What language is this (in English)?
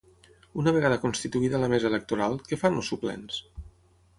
Catalan